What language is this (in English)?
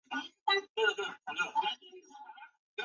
Chinese